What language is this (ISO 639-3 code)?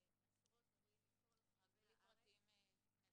heb